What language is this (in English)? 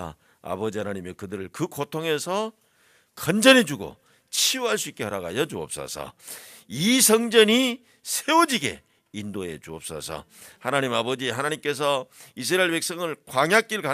Korean